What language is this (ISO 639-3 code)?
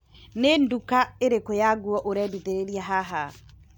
kik